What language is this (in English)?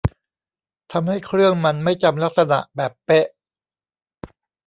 Thai